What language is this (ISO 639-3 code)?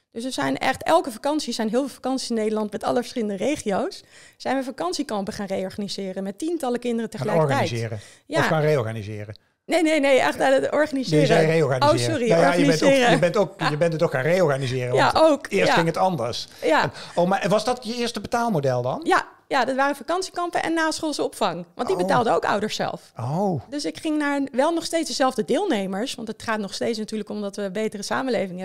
nld